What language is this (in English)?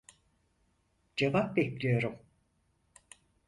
Turkish